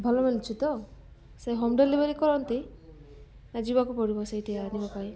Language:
Odia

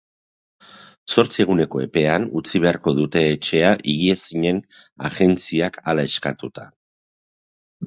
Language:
Basque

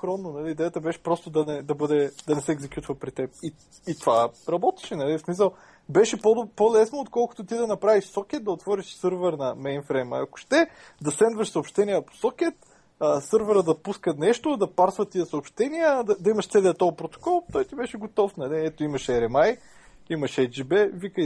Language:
Bulgarian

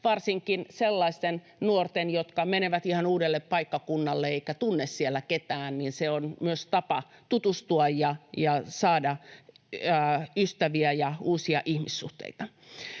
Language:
Finnish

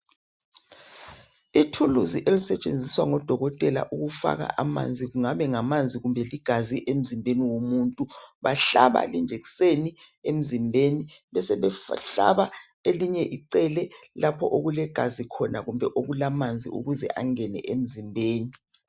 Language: North Ndebele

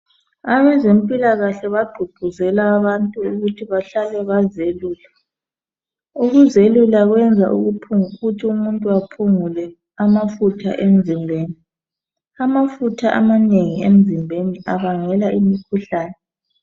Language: North Ndebele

